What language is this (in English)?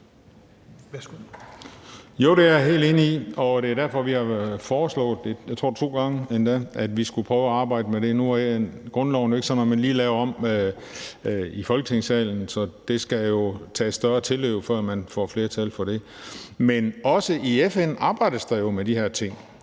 Danish